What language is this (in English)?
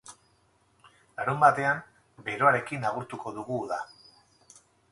Basque